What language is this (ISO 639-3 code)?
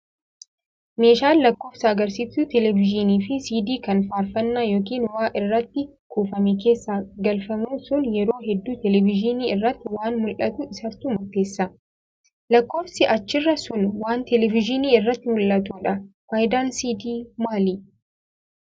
orm